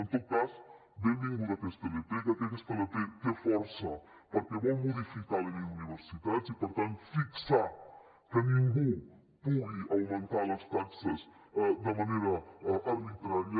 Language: Catalan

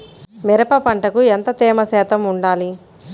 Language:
Telugu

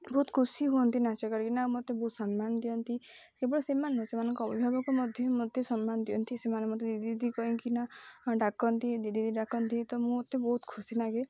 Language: Odia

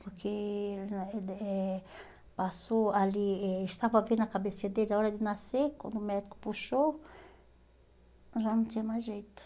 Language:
Portuguese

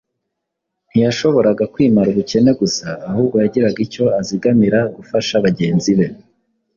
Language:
Kinyarwanda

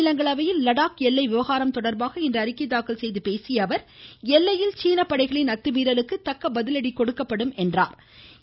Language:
Tamil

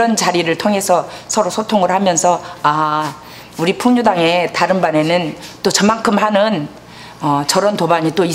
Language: Korean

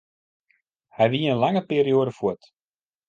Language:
Western Frisian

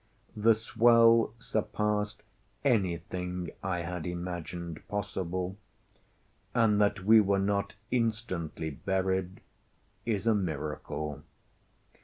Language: English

